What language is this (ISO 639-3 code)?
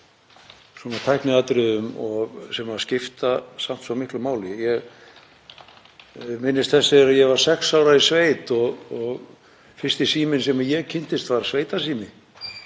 isl